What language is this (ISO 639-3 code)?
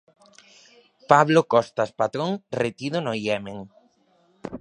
glg